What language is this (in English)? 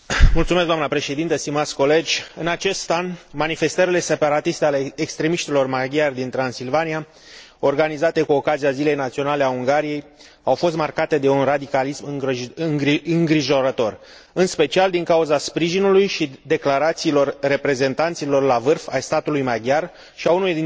Romanian